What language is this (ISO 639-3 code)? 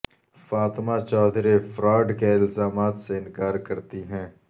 urd